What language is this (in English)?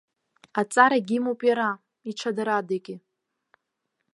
Abkhazian